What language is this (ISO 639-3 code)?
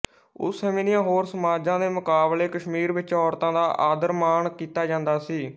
pan